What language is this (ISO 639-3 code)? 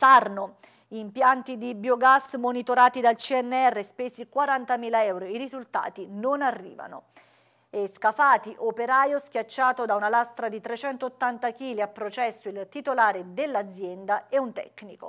ita